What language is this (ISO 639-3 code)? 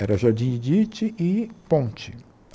por